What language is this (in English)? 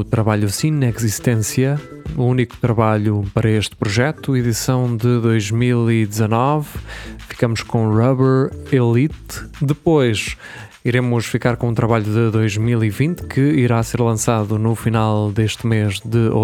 Portuguese